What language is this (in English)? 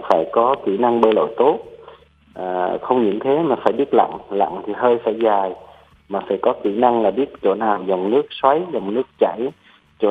Vietnamese